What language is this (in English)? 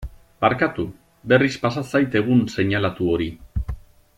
Basque